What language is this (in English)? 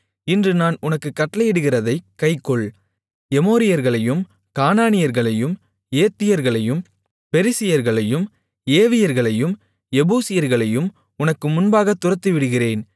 Tamil